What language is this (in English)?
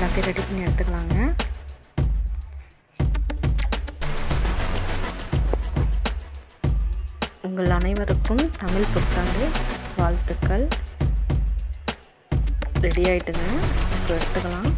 Indonesian